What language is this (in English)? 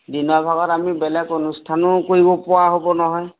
Assamese